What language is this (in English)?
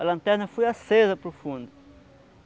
Portuguese